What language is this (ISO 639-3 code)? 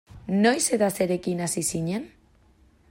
eus